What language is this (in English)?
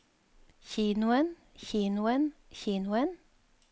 Norwegian